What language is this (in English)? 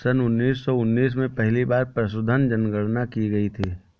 Hindi